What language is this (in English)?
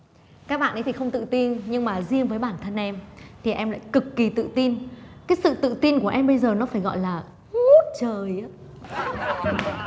Vietnamese